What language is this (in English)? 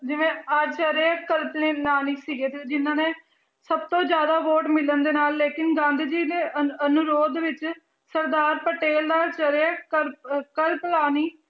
Punjabi